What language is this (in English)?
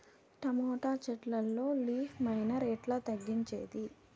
Telugu